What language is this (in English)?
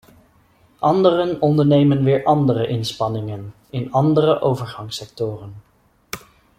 Dutch